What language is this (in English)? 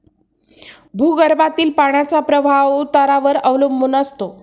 Marathi